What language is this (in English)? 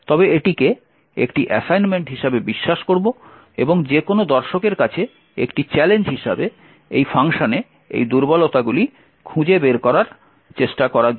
Bangla